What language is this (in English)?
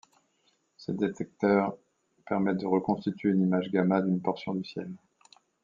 French